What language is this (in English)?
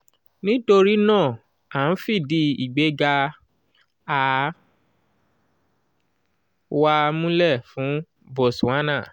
Yoruba